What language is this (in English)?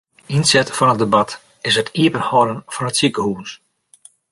Western Frisian